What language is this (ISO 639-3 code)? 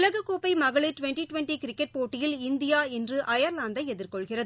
tam